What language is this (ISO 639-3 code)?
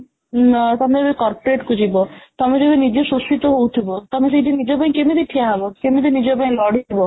ori